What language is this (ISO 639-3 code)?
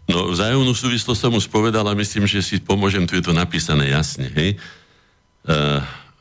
slk